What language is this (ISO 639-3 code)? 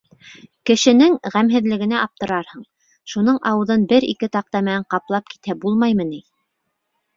bak